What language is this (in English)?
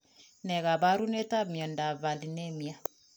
Kalenjin